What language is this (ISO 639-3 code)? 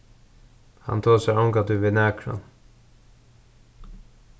fao